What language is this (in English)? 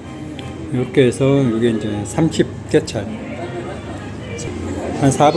Korean